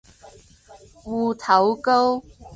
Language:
Cantonese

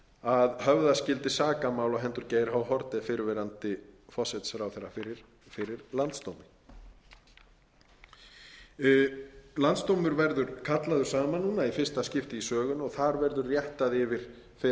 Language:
Icelandic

